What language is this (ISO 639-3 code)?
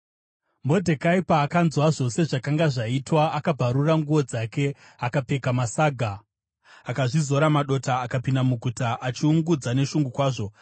sna